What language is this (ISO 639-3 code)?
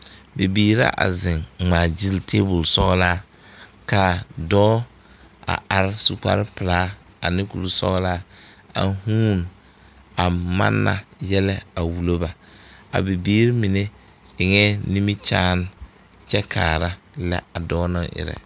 dga